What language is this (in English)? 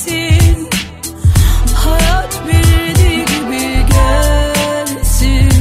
Turkish